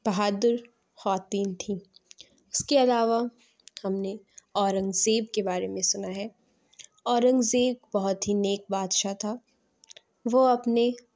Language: Urdu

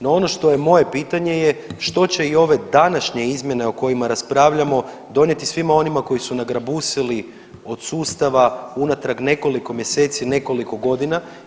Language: Croatian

